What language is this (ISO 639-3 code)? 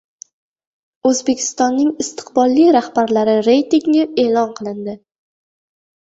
uzb